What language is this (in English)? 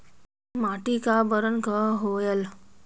Chhattisgarhi